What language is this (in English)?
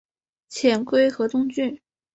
Chinese